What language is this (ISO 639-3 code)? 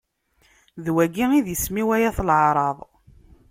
kab